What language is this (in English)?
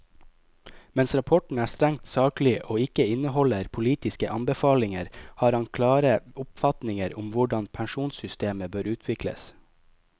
Norwegian